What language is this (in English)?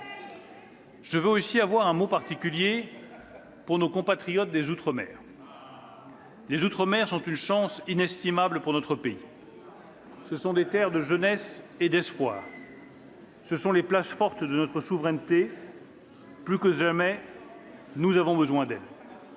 French